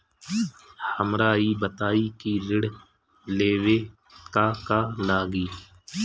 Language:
Bhojpuri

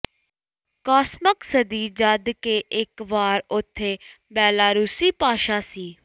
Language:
Punjabi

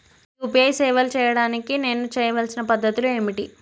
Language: Telugu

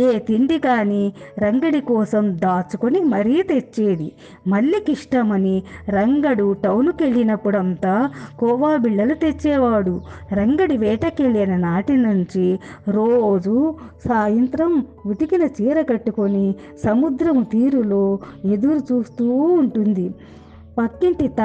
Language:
Telugu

